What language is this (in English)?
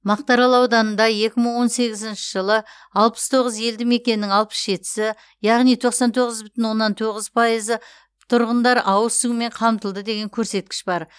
Kazakh